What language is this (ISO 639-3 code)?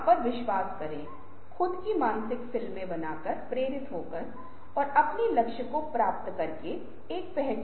hin